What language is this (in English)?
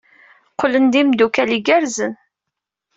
Kabyle